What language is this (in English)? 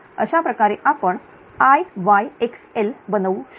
Marathi